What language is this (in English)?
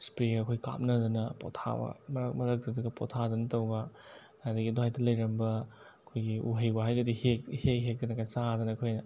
Manipuri